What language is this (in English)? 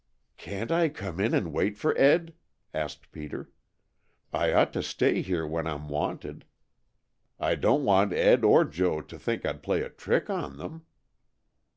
English